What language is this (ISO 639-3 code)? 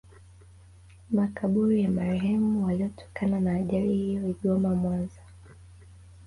swa